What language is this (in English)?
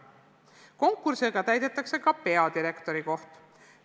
Estonian